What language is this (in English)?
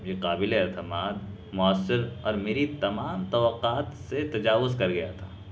Urdu